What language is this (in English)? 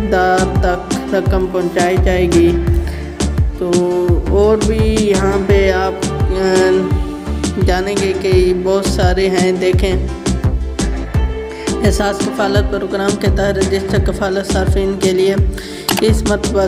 Vietnamese